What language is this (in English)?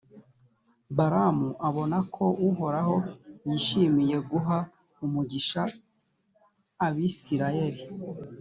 Kinyarwanda